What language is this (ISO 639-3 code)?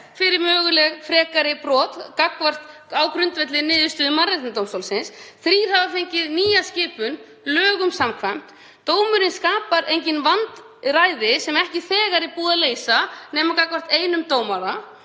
isl